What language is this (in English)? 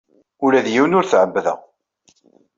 Kabyle